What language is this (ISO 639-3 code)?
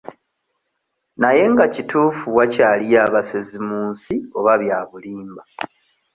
lug